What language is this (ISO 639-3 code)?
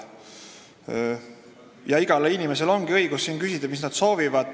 est